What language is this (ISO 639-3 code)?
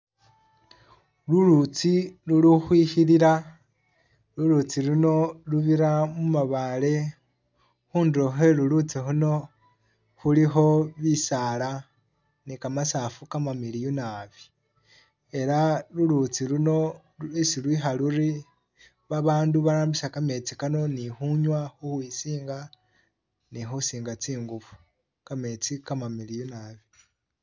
myx